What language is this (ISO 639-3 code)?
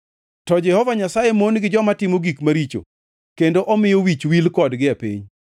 luo